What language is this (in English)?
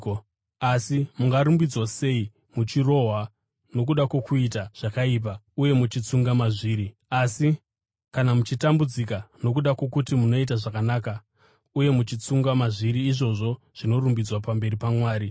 Shona